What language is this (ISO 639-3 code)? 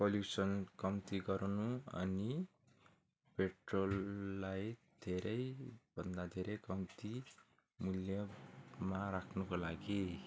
nep